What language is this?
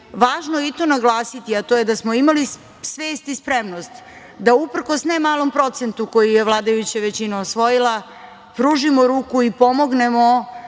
Serbian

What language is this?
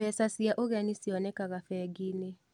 Kikuyu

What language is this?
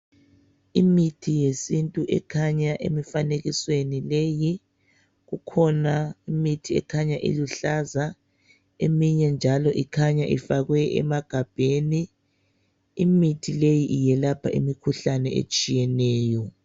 North Ndebele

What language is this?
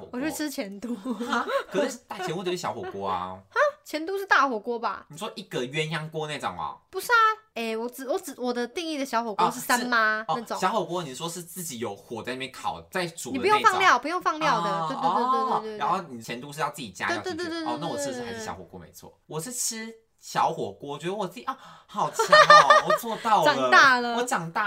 Chinese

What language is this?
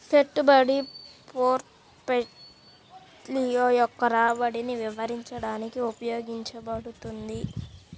Telugu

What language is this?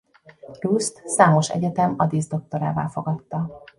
Hungarian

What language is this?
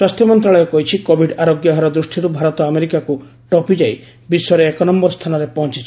Odia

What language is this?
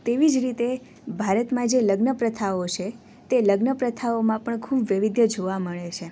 Gujarati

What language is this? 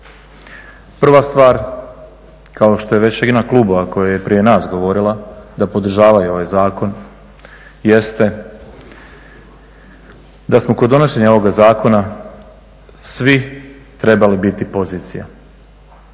Croatian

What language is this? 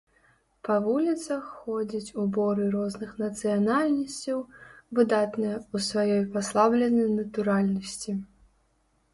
Belarusian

